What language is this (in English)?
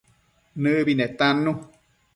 Matsés